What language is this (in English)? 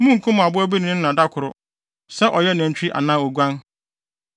Akan